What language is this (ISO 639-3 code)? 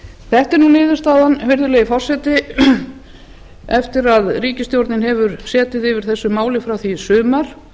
isl